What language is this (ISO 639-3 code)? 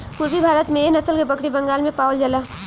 bho